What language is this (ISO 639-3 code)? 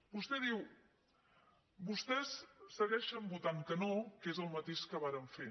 cat